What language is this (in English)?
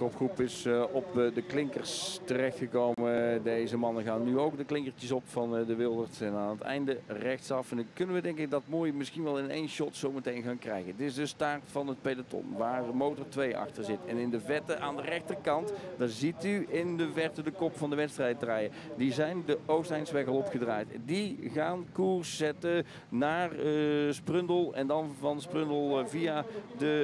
Dutch